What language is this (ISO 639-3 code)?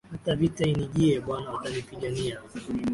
swa